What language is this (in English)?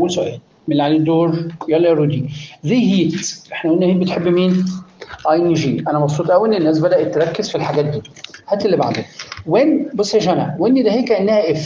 Arabic